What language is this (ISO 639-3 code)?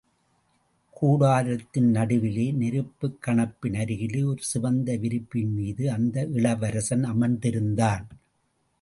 tam